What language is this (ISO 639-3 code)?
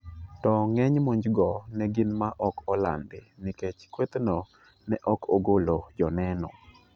luo